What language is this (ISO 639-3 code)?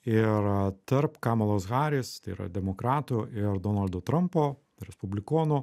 lit